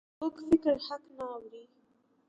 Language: Pashto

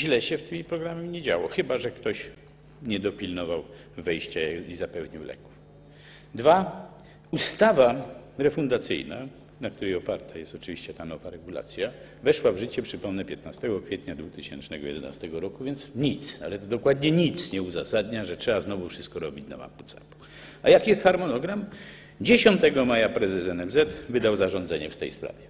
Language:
Polish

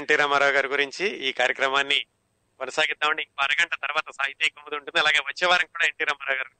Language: Telugu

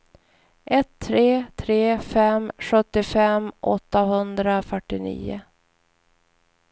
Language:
Swedish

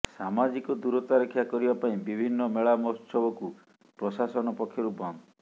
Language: Odia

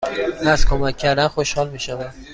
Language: Persian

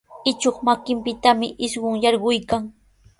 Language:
Sihuas Ancash Quechua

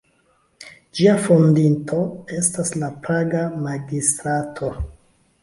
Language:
Esperanto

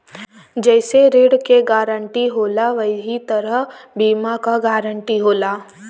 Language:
Bhojpuri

